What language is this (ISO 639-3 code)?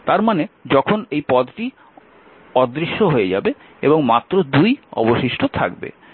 ben